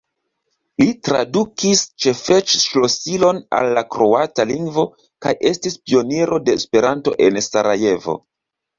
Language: Esperanto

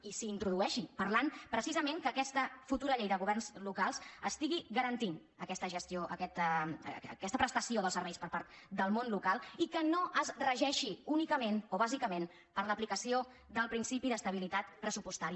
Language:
Catalan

